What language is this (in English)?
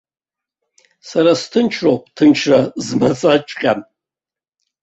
Abkhazian